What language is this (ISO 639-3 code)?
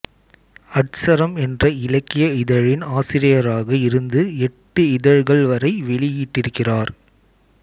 tam